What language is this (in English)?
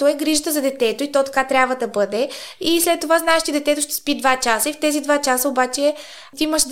Bulgarian